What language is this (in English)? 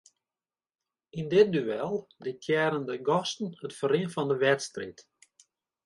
Western Frisian